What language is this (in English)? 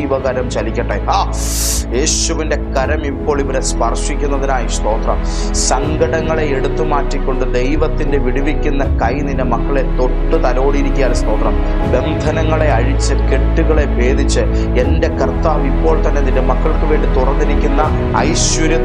Malayalam